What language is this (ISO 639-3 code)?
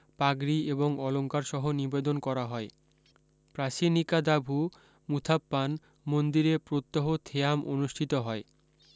ben